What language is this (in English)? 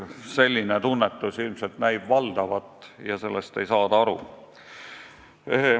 Estonian